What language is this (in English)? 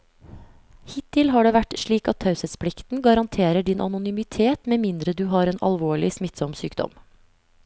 Norwegian